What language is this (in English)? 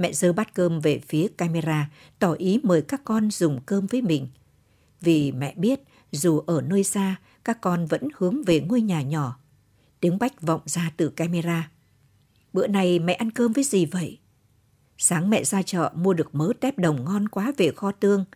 Vietnamese